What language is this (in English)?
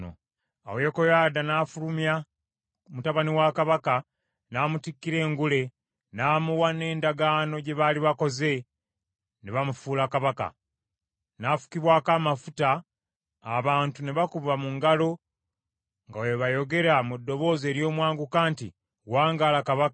Ganda